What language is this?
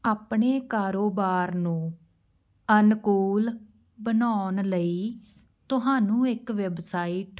Punjabi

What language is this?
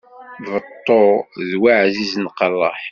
Kabyle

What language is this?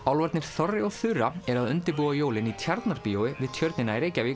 Icelandic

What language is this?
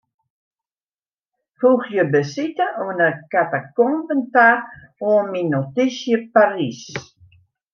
Western Frisian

